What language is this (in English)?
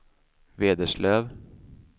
Swedish